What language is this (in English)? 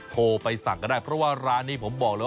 Thai